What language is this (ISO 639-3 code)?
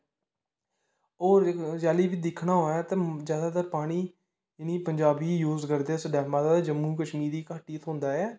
doi